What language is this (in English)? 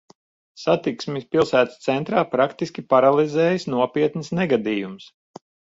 Latvian